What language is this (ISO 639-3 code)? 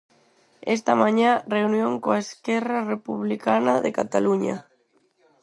glg